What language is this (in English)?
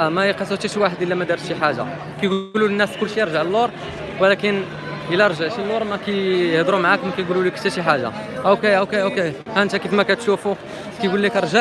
Arabic